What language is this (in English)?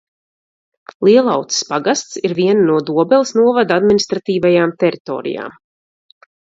Latvian